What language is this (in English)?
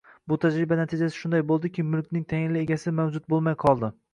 Uzbek